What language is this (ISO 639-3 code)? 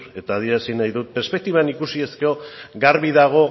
eus